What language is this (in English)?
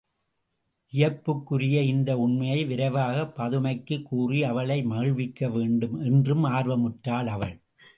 Tamil